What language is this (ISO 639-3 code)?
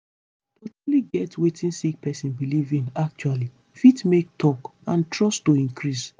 pcm